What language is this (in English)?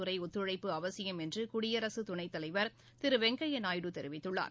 Tamil